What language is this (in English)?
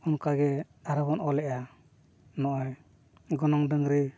Santali